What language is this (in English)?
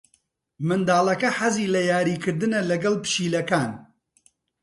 Central Kurdish